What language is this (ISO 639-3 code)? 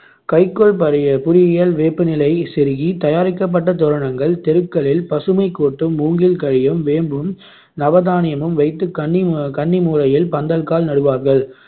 tam